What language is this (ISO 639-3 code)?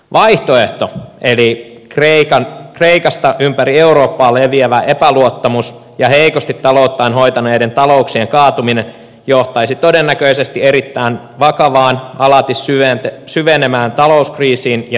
fin